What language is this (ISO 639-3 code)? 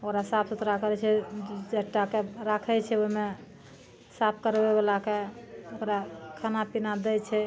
mai